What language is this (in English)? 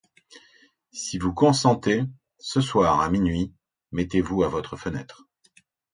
French